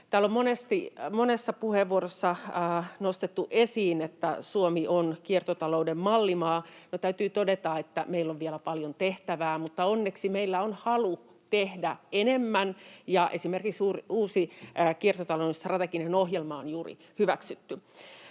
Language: Finnish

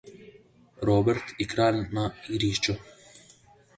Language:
Slovenian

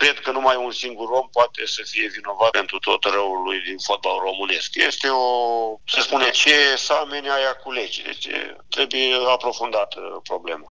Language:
Romanian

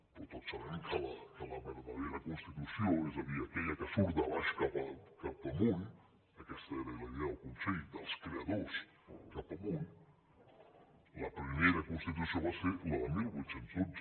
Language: Catalan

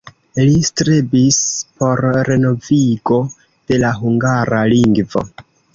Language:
Esperanto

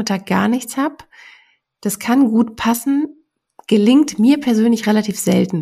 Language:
German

